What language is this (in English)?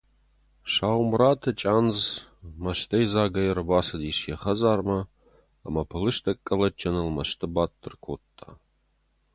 Ossetic